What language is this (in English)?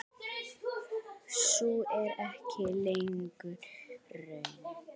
Icelandic